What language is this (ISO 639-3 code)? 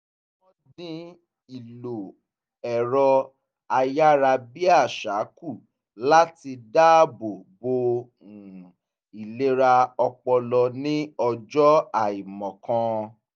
yor